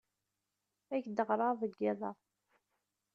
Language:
Kabyle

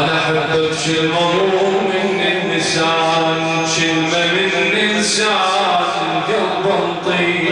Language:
Arabic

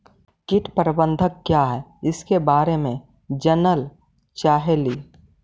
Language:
Magahi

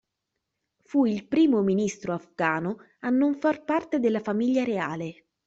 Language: Italian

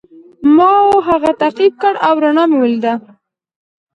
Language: Pashto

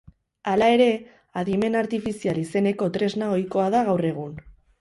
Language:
Basque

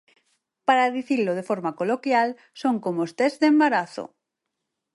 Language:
Galician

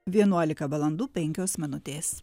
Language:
Lithuanian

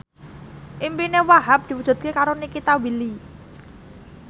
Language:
Javanese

